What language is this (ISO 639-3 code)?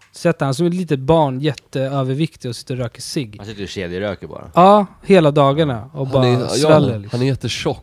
swe